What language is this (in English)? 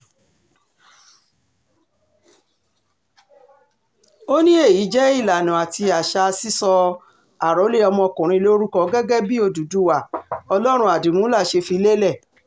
Yoruba